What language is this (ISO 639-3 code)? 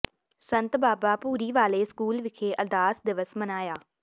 pan